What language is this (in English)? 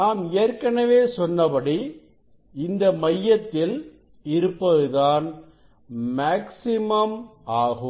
Tamil